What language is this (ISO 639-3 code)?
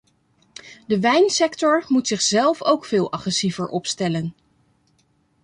nld